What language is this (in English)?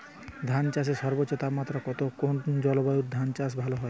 Bangla